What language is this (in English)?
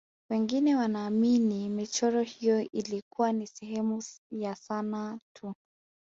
Swahili